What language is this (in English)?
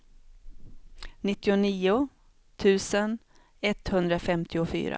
Swedish